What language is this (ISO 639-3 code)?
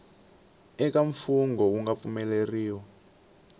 tso